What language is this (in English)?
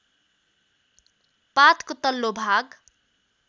Nepali